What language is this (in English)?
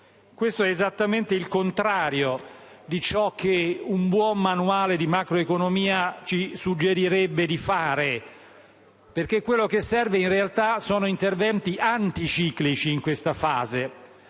Italian